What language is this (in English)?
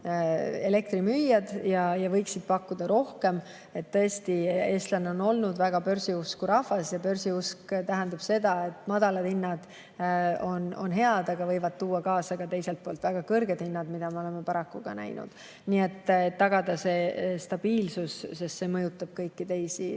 Estonian